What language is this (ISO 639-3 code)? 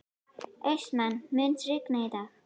isl